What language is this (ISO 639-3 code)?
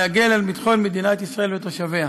heb